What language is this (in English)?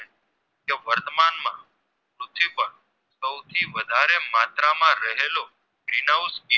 Gujarati